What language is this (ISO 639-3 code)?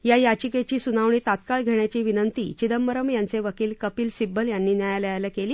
mar